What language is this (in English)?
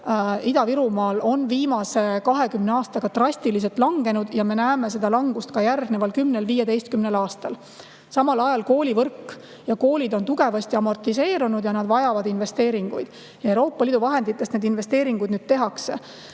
Estonian